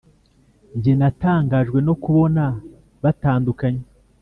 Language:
Kinyarwanda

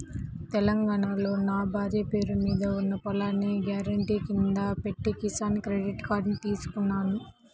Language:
Telugu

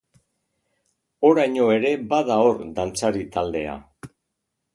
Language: Basque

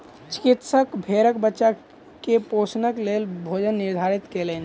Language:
Maithili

